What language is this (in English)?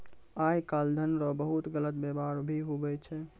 Maithili